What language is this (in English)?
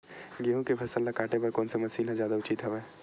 Chhattisgarhi